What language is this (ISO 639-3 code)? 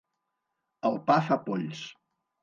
cat